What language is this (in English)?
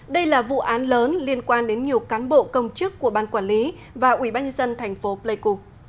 Vietnamese